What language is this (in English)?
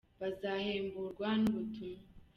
Kinyarwanda